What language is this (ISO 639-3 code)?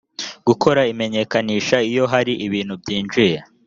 kin